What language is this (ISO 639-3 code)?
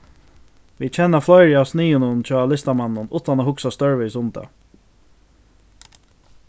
fao